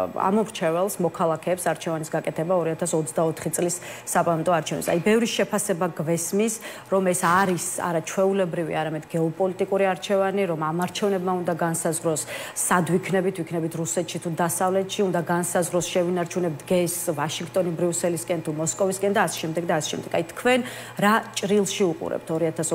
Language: Romanian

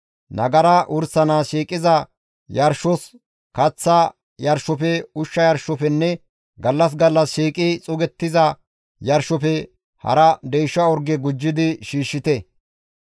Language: Gamo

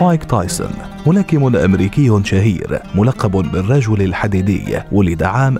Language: Arabic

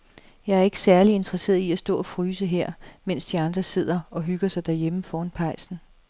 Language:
Danish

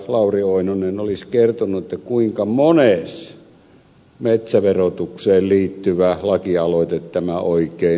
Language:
Finnish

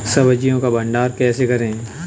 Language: Hindi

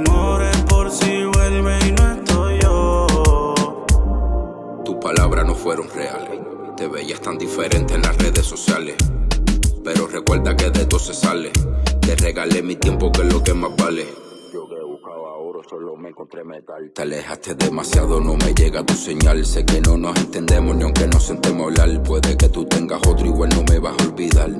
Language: Spanish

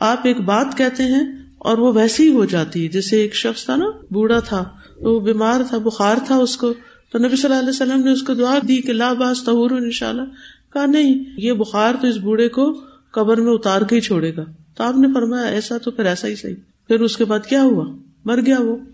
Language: Urdu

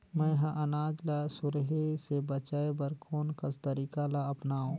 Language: Chhattisgarhi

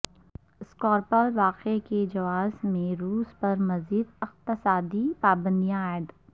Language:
Urdu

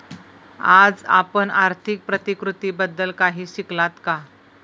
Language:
Marathi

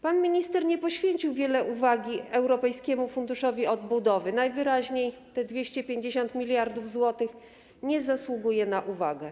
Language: Polish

